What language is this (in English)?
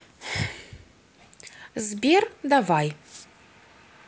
Russian